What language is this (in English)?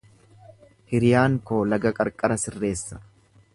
Oromo